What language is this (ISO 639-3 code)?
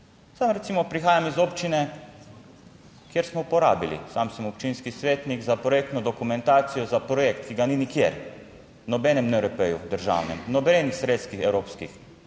slv